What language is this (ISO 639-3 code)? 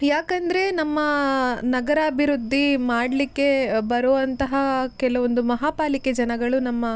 kan